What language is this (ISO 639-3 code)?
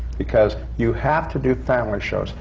eng